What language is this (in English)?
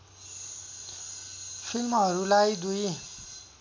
Nepali